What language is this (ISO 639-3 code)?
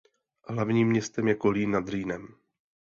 ces